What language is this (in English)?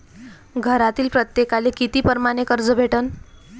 Marathi